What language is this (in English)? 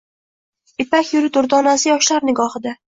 Uzbek